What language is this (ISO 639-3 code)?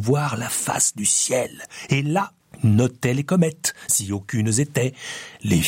fra